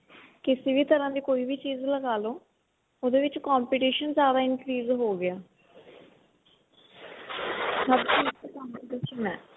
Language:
Punjabi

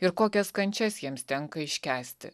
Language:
Lithuanian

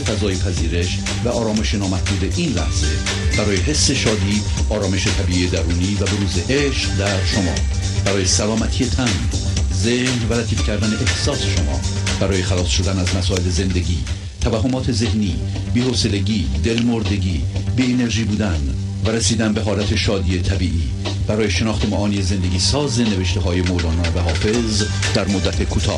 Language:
Persian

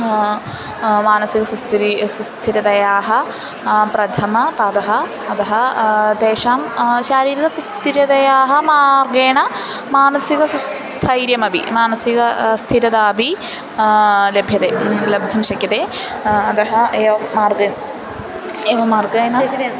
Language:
Sanskrit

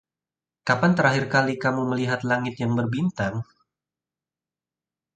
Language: Indonesian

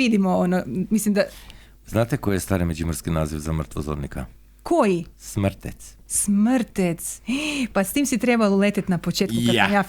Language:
Croatian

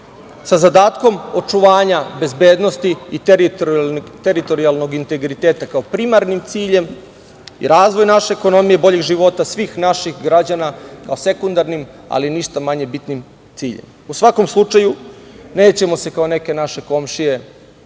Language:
Serbian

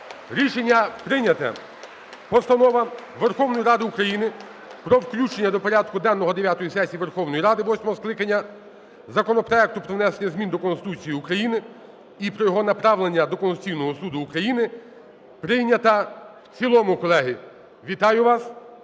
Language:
Ukrainian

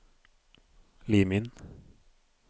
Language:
Norwegian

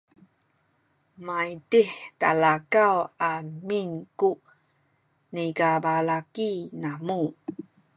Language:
Sakizaya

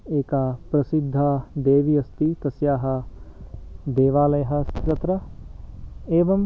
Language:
Sanskrit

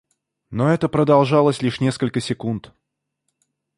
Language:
Russian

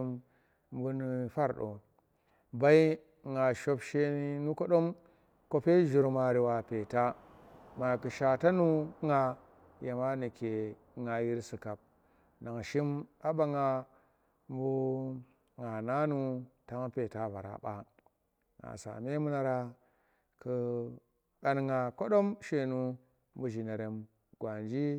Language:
Tera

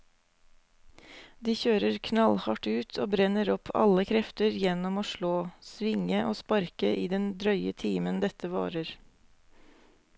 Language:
Norwegian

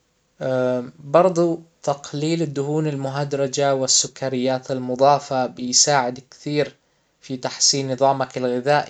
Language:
Hijazi Arabic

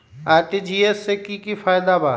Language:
Magahi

